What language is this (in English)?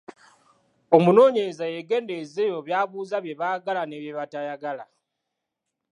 Ganda